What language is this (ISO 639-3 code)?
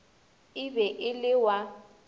nso